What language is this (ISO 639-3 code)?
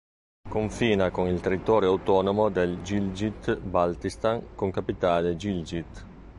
ita